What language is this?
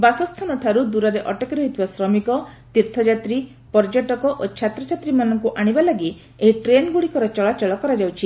Odia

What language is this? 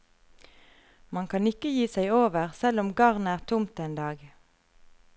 Norwegian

